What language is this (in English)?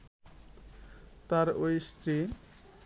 Bangla